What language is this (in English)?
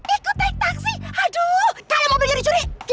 Indonesian